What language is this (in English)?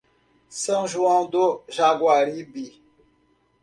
Portuguese